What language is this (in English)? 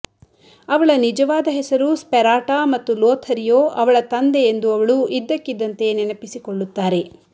Kannada